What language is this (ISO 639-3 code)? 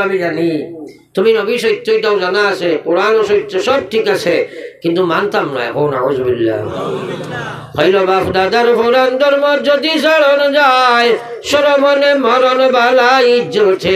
ben